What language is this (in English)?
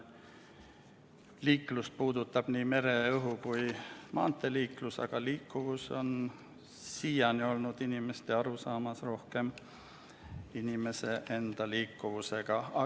Estonian